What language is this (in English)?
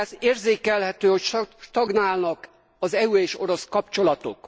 Hungarian